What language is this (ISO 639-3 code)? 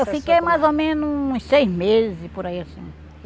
por